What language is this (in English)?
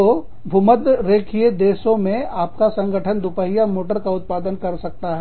Hindi